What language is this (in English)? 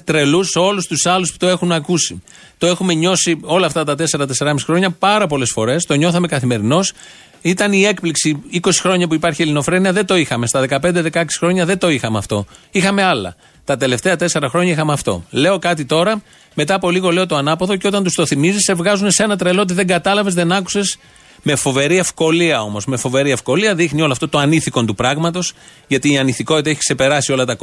Greek